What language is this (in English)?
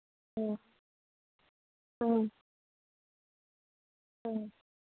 Manipuri